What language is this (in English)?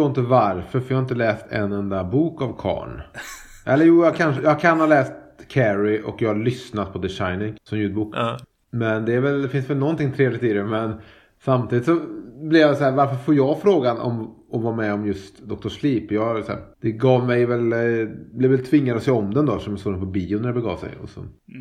Swedish